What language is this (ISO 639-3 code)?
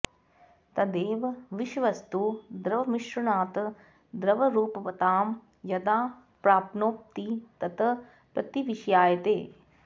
san